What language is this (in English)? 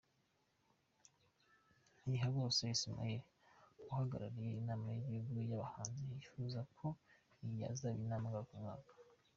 Kinyarwanda